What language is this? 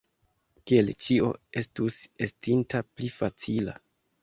Esperanto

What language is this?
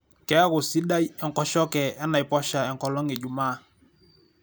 Masai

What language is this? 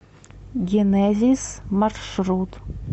Russian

